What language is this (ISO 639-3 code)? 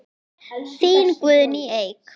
isl